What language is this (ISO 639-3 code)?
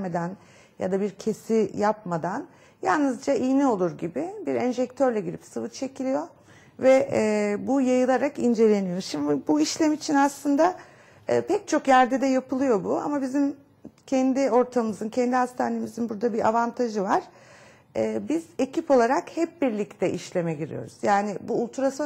tur